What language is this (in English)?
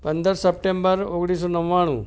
Gujarati